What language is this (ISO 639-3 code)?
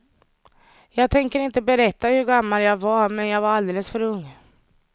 swe